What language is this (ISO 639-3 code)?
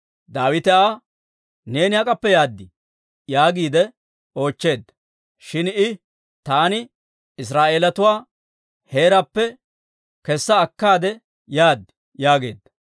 dwr